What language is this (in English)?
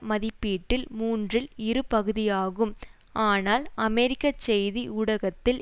Tamil